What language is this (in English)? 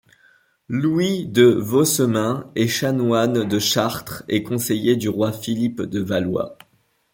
French